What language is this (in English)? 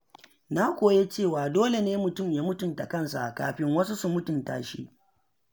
Hausa